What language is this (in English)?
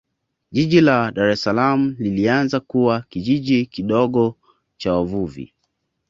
Swahili